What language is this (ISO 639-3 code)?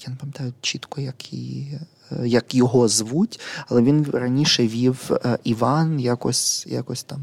ukr